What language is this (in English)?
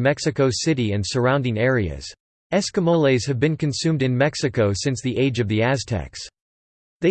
English